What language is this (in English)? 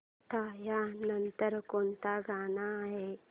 Marathi